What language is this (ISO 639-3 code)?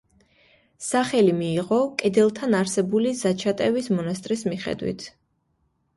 kat